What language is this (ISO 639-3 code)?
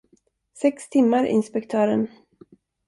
swe